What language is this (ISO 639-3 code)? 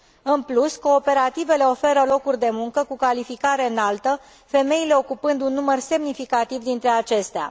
ron